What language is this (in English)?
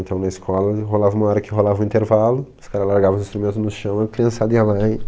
Portuguese